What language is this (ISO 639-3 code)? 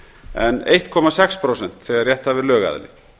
isl